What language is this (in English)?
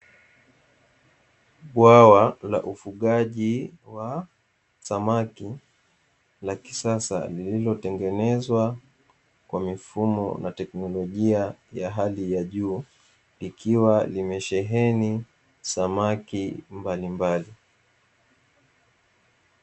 Swahili